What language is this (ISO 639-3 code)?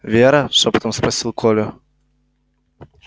rus